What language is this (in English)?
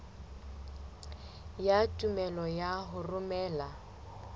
Southern Sotho